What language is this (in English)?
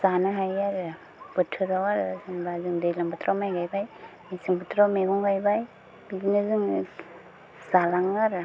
Bodo